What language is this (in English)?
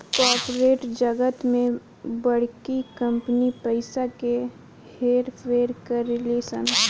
Bhojpuri